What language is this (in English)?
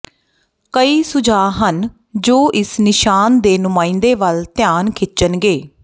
Punjabi